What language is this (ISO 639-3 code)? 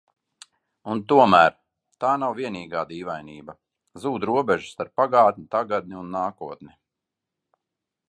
lav